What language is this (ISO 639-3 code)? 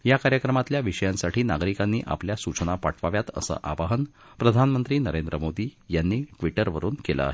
mar